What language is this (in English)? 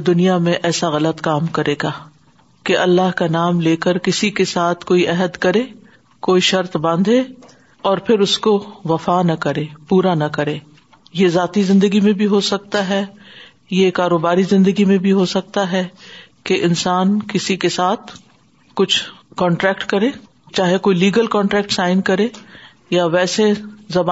Urdu